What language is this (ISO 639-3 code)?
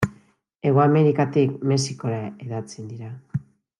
eus